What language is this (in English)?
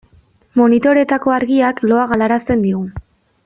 Basque